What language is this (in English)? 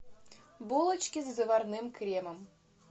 Russian